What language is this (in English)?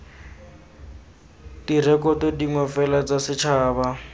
Tswana